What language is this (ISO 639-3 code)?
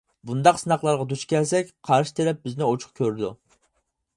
uig